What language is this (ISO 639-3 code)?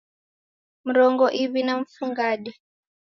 dav